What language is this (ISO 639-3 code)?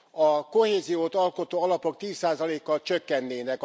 hun